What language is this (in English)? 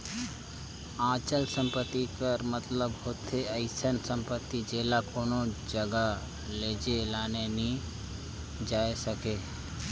Chhattisgarhi